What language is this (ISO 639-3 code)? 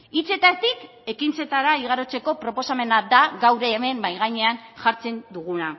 eus